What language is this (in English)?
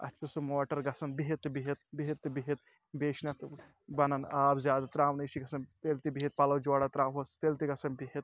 Kashmiri